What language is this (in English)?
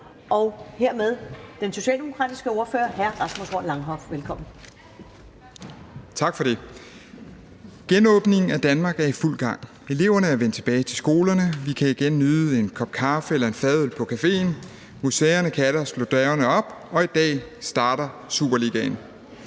Danish